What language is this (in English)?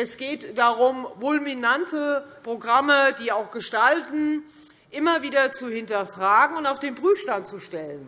German